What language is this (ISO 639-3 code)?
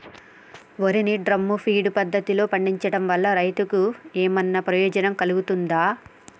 tel